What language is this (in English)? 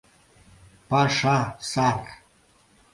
Mari